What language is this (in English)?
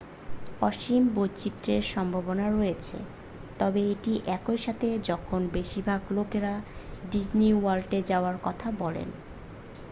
Bangla